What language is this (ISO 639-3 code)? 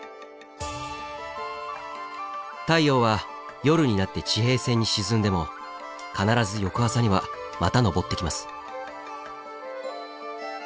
jpn